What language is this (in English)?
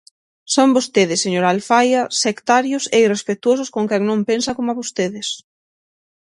Galician